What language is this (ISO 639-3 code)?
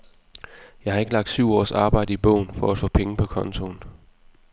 dan